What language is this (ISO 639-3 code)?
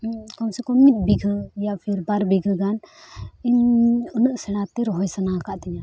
sat